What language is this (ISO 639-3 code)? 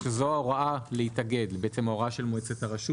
heb